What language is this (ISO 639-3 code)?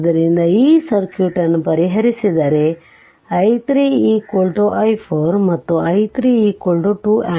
kan